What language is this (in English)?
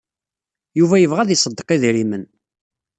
Kabyle